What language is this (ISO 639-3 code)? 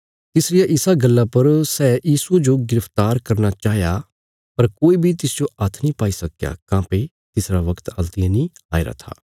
kfs